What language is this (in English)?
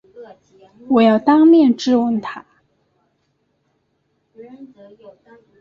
Chinese